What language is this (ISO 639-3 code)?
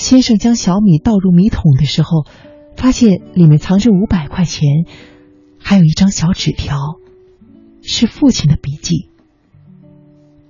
zho